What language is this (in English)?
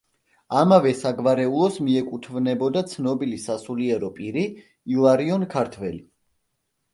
Georgian